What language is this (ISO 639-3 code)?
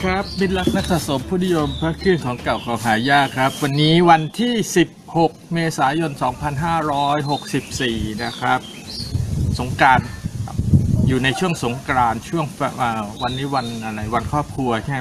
tha